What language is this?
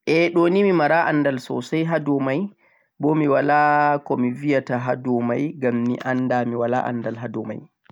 Central-Eastern Niger Fulfulde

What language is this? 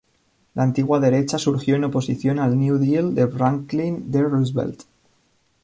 Spanish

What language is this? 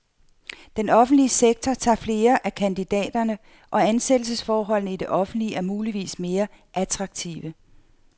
Danish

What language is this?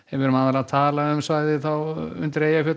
Icelandic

